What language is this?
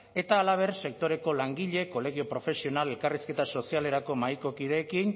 Basque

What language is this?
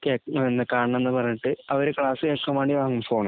Malayalam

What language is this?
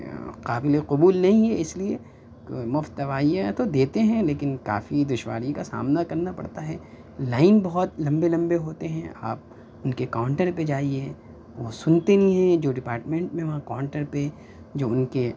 Urdu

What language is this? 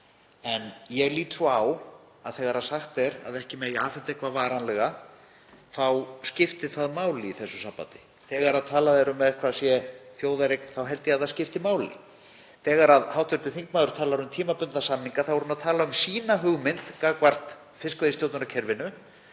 Icelandic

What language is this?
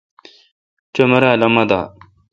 Kalkoti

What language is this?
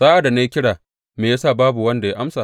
Hausa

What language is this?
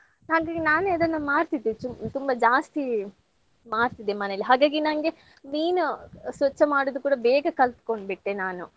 Kannada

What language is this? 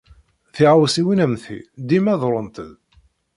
Kabyle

